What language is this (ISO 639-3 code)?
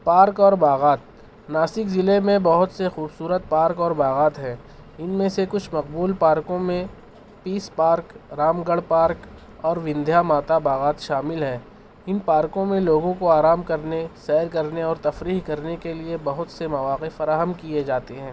urd